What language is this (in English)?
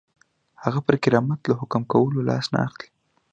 Pashto